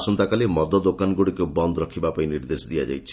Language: Odia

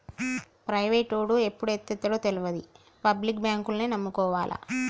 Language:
Telugu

